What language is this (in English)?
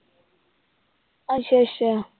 Punjabi